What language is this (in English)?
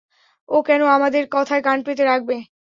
Bangla